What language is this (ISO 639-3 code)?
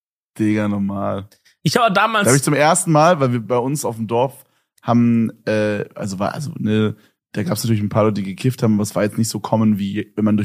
deu